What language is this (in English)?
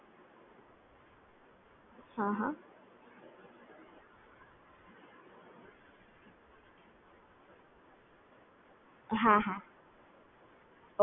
Gujarati